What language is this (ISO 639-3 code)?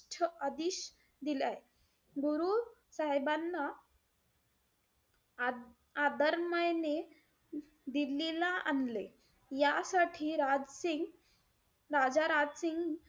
mar